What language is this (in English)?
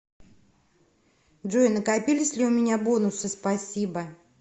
Russian